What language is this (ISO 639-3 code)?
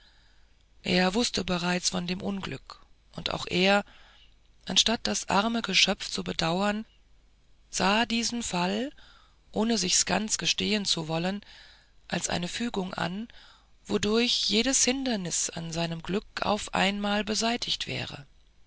deu